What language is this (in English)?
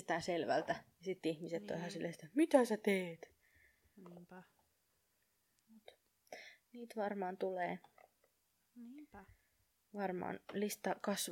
Finnish